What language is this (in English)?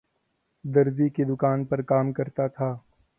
Urdu